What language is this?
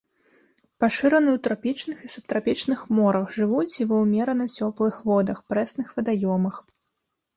Belarusian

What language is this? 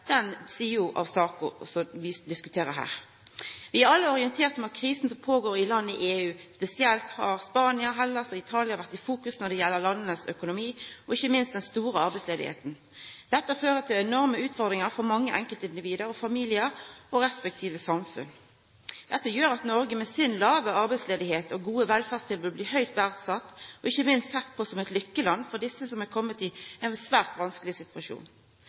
Norwegian Nynorsk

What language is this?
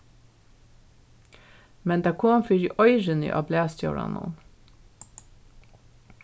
Faroese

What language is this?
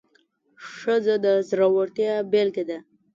Pashto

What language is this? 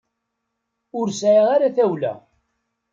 Kabyle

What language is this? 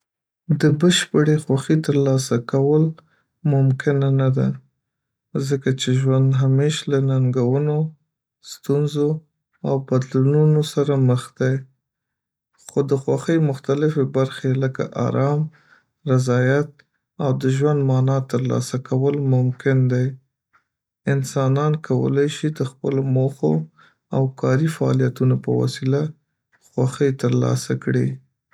Pashto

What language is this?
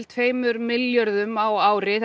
Icelandic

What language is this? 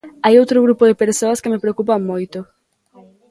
Galician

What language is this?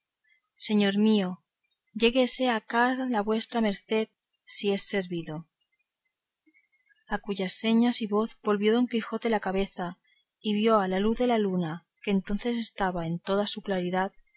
Spanish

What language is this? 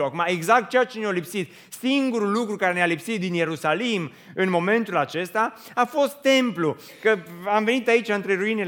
Romanian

